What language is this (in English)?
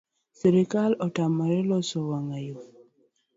Luo (Kenya and Tanzania)